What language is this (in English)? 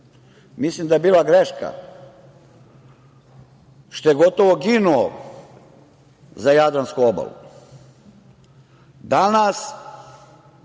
Serbian